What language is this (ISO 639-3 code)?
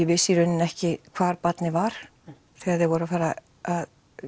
isl